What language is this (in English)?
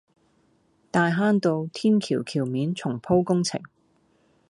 Cantonese